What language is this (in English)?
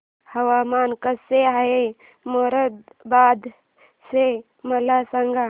Marathi